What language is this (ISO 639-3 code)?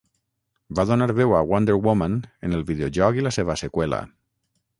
cat